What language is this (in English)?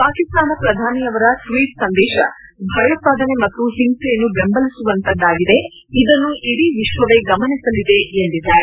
Kannada